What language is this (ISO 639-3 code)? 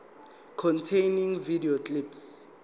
zul